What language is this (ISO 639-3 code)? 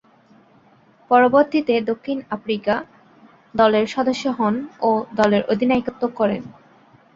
ben